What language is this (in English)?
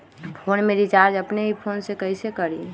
Magahi